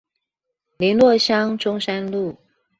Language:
Chinese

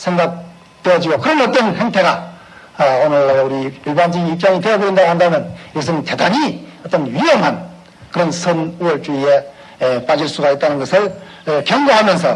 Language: Korean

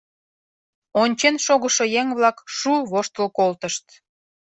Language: Mari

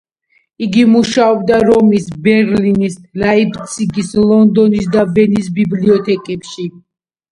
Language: Georgian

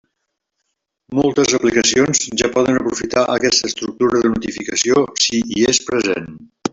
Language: Catalan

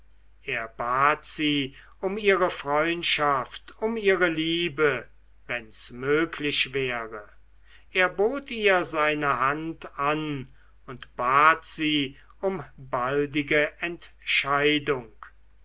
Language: German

